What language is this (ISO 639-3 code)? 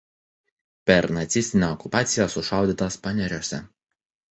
lit